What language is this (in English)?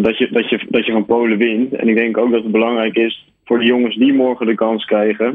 Dutch